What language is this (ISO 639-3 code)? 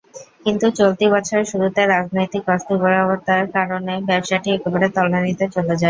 ben